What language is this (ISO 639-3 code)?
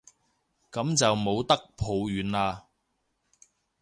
yue